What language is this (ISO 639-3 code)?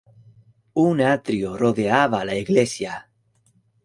spa